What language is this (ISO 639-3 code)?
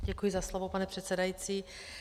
ces